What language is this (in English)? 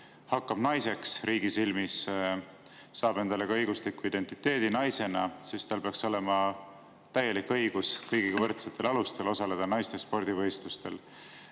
Estonian